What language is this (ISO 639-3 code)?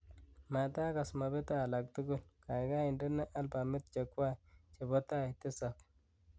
kln